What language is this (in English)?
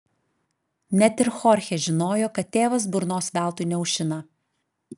Lithuanian